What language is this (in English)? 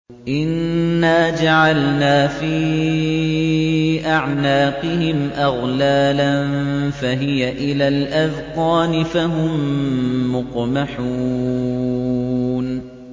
Arabic